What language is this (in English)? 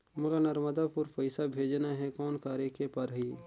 Chhattisgarhi